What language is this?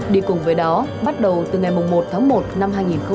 Vietnamese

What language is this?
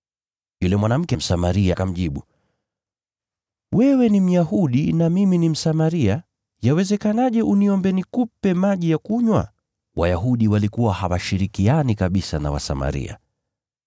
Swahili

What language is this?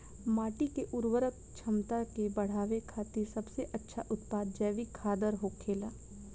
Bhojpuri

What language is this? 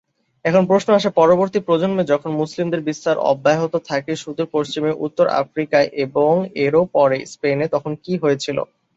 Bangla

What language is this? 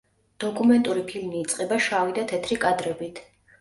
Georgian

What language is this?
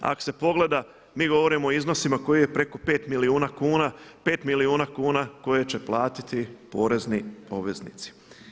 Croatian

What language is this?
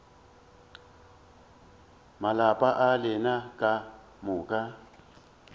Northern Sotho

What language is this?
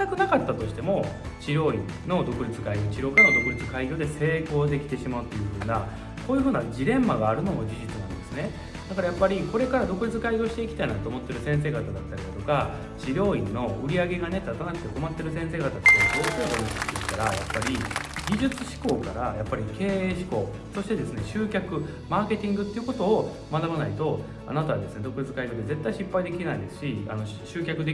Japanese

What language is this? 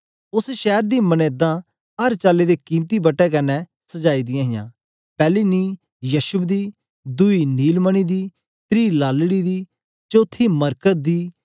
Dogri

